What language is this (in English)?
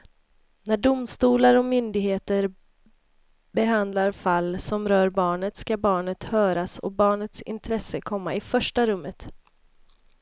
Swedish